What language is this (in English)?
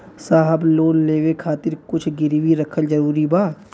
Bhojpuri